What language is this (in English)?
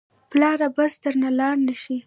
Pashto